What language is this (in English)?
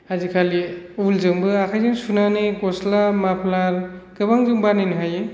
Bodo